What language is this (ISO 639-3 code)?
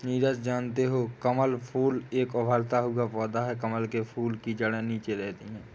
hin